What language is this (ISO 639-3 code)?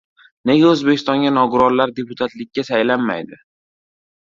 uzb